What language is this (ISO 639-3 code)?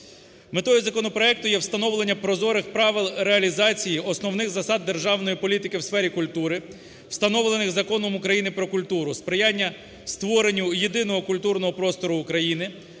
ukr